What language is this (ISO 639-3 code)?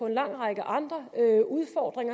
dan